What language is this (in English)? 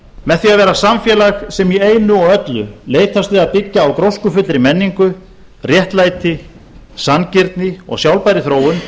Icelandic